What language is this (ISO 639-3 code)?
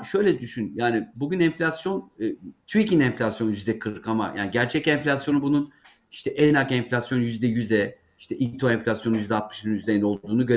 tur